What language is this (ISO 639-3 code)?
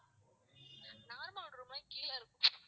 tam